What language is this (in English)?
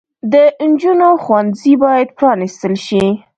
Pashto